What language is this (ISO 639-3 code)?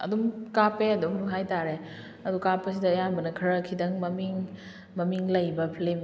mni